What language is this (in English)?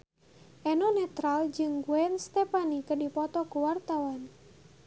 Sundanese